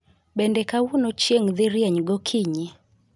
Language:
Luo (Kenya and Tanzania)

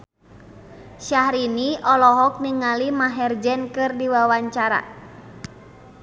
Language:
Sundanese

